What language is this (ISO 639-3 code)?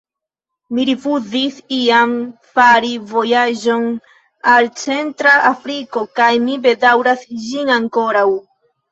epo